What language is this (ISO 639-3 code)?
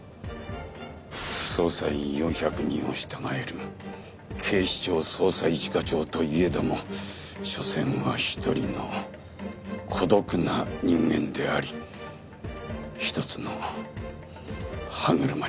jpn